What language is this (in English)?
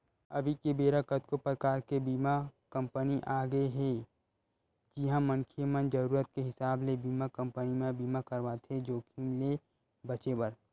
Chhattisgarhi